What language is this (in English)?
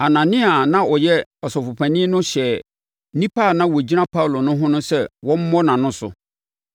Akan